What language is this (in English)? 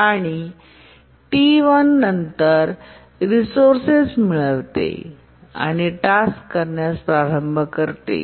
Marathi